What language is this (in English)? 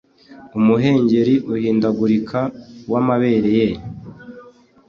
Kinyarwanda